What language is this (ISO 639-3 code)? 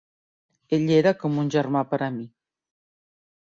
cat